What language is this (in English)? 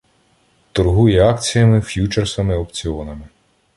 Ukrainian